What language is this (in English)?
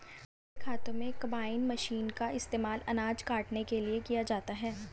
Hindi